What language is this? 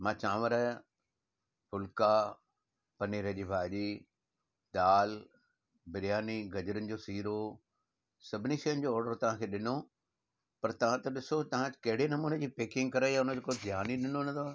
Sindhi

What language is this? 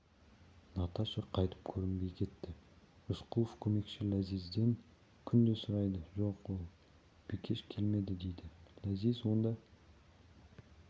Kazakh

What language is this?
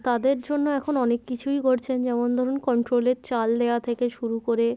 Bangla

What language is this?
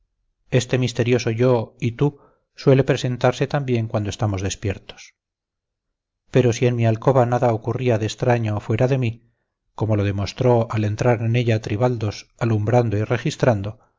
Spanish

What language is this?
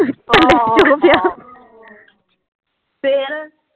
Punjabi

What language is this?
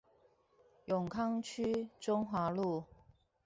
Chinese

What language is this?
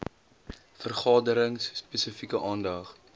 Afrikaans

